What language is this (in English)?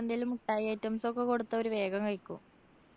Malayalam